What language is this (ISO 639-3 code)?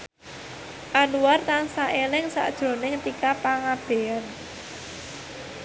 jav